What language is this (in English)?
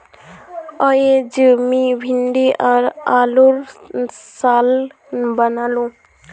Magahi